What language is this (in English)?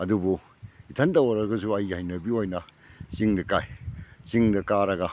Manipuri